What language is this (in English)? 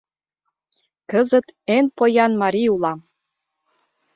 Mari